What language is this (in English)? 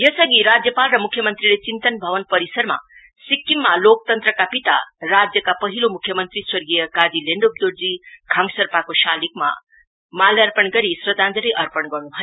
Nepali